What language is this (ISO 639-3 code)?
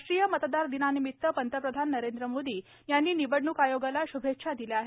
mar